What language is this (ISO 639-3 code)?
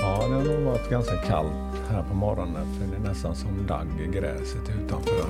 swe